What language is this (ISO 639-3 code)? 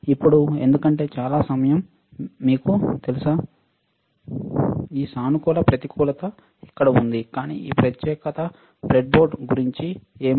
tel